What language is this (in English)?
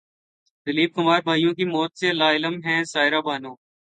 Urdu